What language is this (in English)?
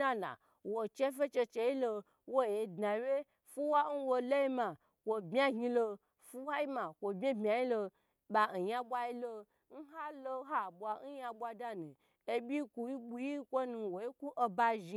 Gbagyi